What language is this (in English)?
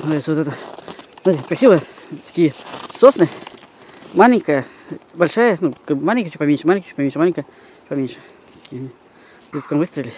Russian